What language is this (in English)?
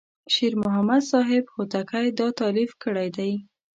Pashto